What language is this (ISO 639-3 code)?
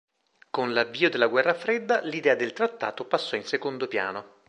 ita